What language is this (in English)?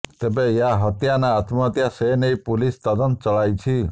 Odia